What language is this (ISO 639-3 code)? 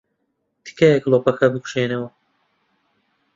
ckb